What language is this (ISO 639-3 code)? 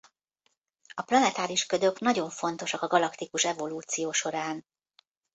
hun